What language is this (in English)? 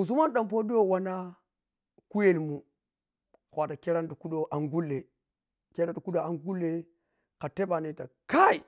Piya-Kwonci